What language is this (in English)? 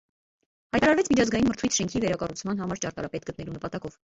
Armenian